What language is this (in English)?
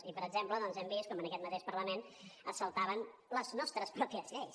Catalan